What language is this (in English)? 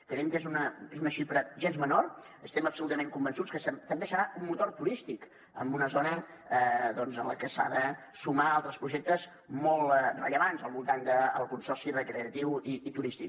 Catalan